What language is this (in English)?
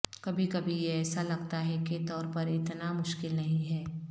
Urdu